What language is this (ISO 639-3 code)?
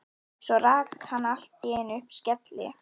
isl